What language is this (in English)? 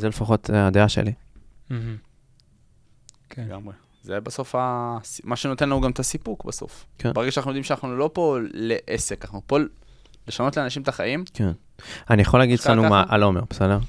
Hebrew